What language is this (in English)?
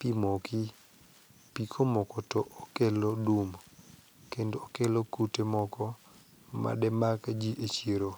Luo (Kenya and Tanzania)